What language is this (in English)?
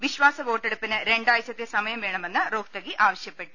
Malayalam